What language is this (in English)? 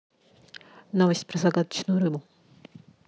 Russian